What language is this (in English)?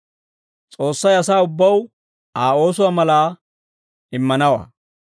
Dawro